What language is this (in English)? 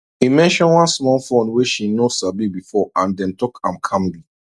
Nigerian Pidgin